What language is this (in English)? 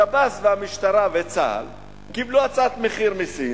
Hebrew